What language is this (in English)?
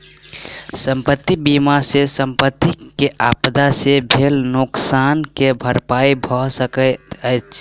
Maithili